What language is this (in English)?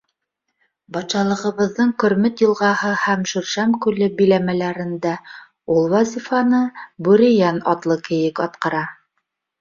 Bashkir